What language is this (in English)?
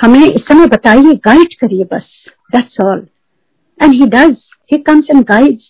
Hindi